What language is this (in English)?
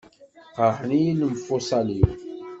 Kabyle